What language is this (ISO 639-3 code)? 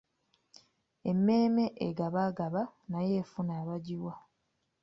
lug